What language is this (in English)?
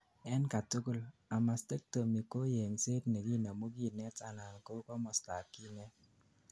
Kalenjin